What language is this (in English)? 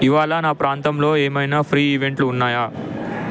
Telugu